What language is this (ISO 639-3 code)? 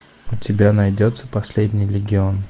rus